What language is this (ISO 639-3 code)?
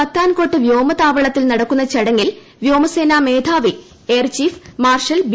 mal